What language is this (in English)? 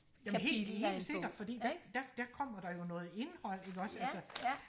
Danish